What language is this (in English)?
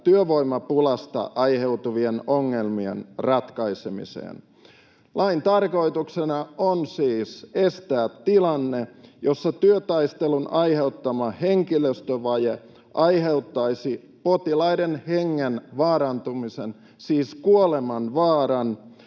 Finnish